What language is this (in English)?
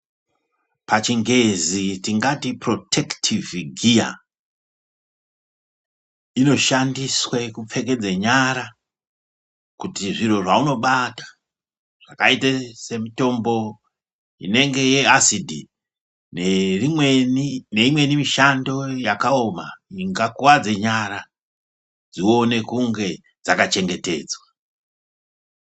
Ndau